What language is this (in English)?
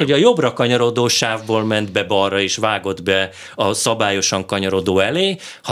Hungarian